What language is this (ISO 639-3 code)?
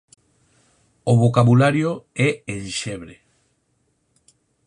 glg